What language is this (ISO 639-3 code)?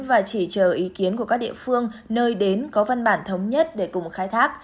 vie